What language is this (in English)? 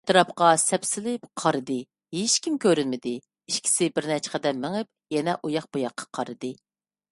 Uyghur